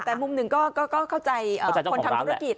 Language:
Thai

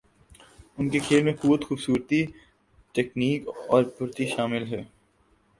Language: Urdu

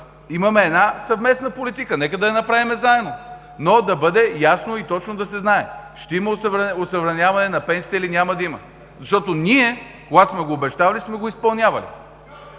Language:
Bulgarian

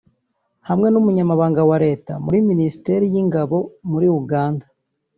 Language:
Kinyarwanda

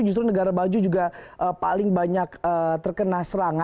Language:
Indonesian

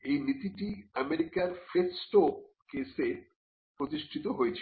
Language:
Bangla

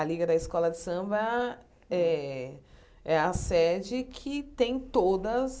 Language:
Portuguese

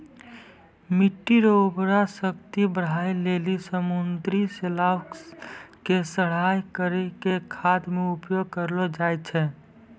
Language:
Maithili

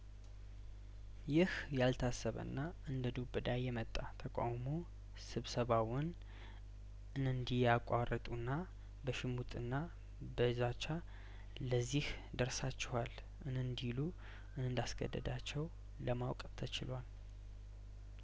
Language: Amharic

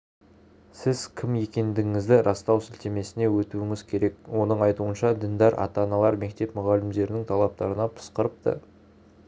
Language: Kazakh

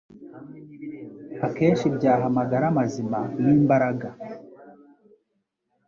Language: Kinyarwanda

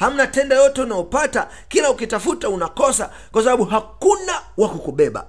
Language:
Swahili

